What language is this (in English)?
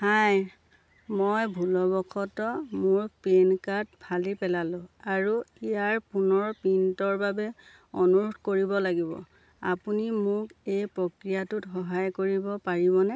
Assamese